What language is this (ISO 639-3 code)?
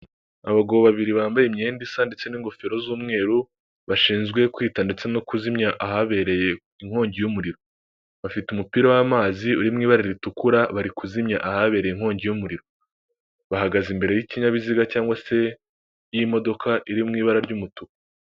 kin